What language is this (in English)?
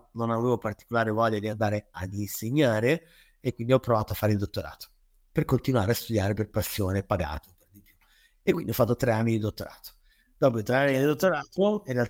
Italian